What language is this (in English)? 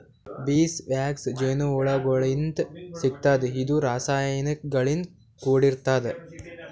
Kannada